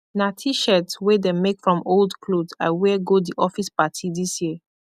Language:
Nigerian Pidgin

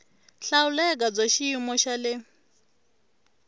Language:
Tsonga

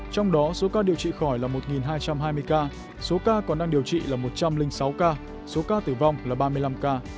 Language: Vietnamese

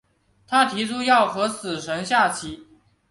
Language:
Chinese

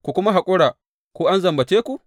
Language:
Hausa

